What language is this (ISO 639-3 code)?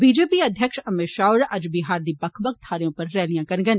doi